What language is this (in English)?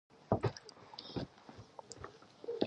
Pashto